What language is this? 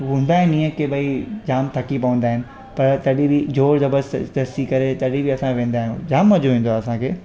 Sindhi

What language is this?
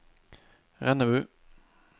Norwegian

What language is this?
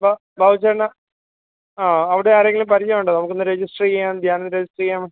Malayalam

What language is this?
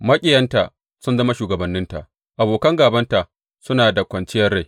Hausa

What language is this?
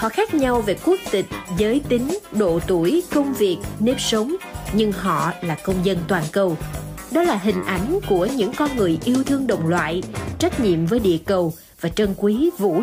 Vietnamese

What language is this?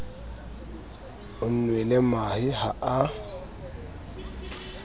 Southern Sotho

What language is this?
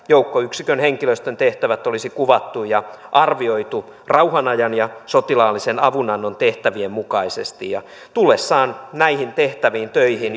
Finnish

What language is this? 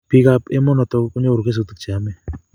Kalenjin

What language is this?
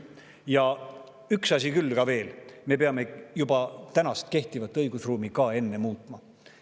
Estonian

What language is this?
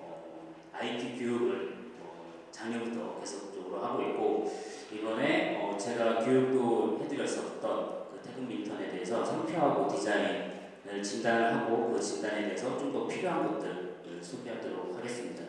Korean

